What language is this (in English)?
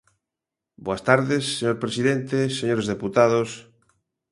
Galician